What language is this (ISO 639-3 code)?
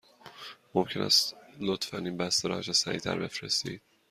fas